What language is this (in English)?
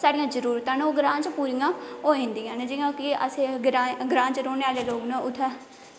Dogri